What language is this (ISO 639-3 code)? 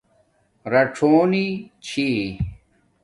dmk